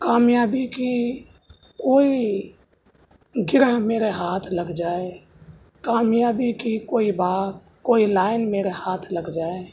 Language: Urdu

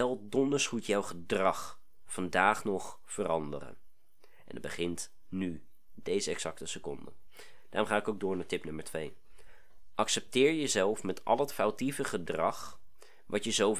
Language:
Dutch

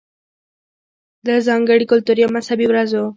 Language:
Pashto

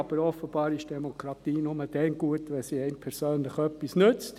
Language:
Swiss German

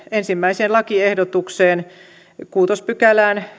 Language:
Finnish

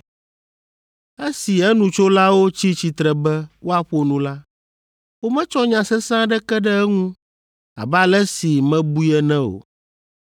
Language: Ewe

